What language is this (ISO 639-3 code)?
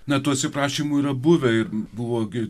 lit